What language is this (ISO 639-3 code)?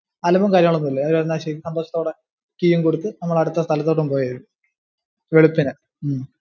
mal